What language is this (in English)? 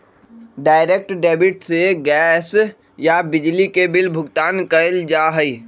Magahi